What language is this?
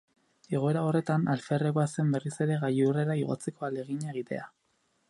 Basque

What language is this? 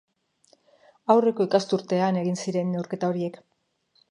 Basque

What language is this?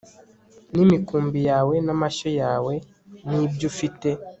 Kinyarwanda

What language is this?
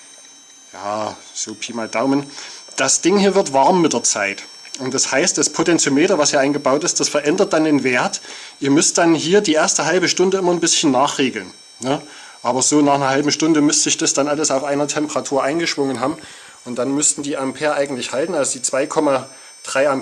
German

